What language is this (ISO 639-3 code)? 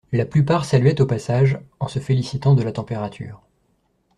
fra